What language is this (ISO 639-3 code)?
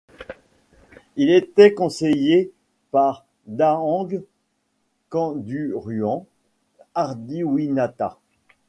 fra